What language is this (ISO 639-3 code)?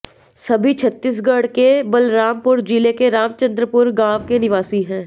hin